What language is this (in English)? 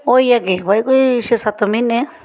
Dogri